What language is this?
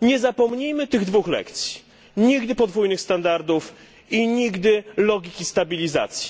Polish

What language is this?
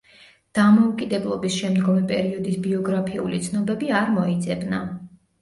Georgian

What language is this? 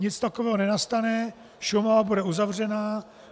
Czech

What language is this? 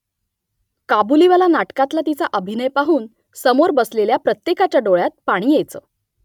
Marathi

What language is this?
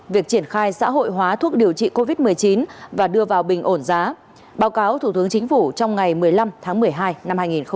Vietnamese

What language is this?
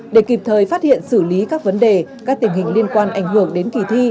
Vietnamese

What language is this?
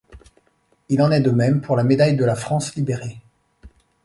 French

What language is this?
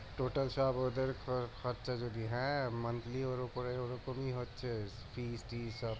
Bangla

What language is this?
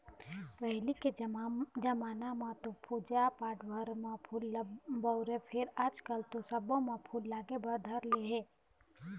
Chhattisgarhi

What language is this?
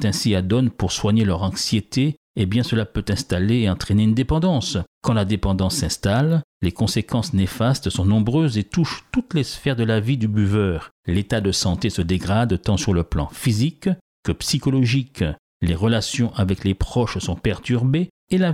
French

